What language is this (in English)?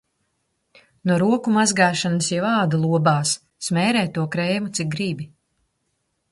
Latvian